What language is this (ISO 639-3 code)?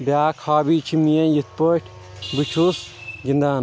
kas